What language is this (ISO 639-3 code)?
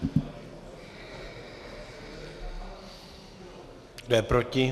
ces